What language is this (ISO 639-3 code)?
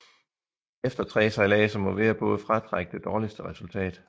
dan